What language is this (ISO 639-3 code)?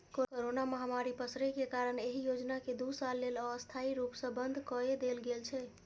mai